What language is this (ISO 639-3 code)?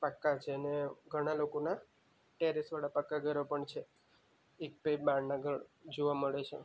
guj